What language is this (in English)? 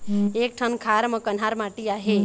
Chhattisgarhi